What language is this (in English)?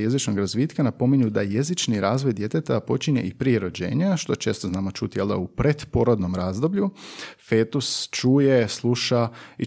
Croatian